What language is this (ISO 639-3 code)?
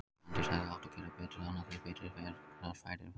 isl